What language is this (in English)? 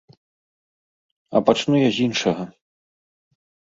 Belarusian